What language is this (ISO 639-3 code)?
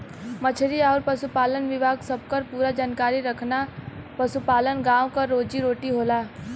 bho